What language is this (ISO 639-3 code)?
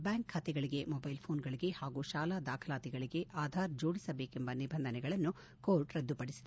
kan